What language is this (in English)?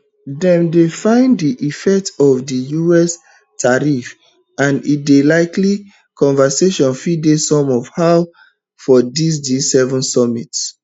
Nigerian Pidgin